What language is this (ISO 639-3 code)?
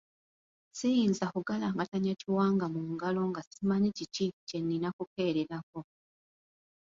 lug